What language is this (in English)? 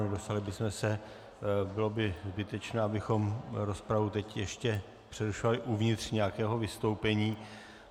Czech